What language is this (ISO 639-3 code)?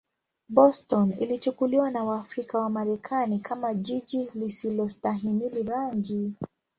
swa